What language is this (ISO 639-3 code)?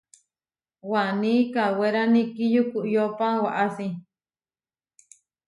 var